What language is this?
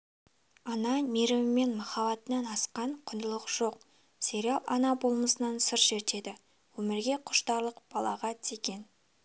Kazakh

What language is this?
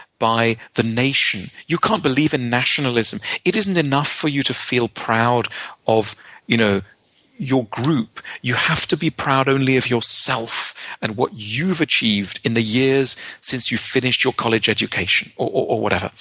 English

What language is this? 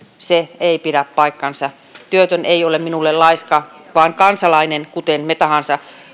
Finnish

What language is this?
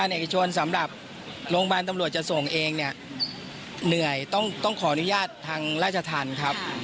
Thai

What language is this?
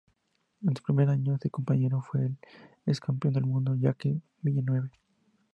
Spanish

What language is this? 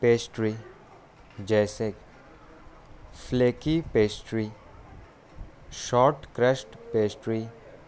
Urdu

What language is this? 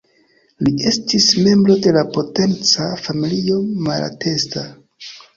Esperanto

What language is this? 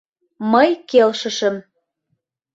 Mari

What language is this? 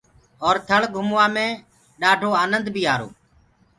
Gurgula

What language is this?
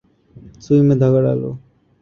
Urdu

